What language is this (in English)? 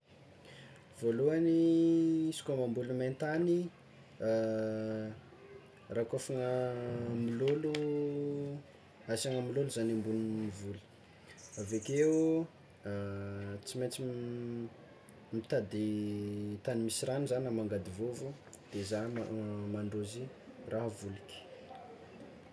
Tsimihety Malagasy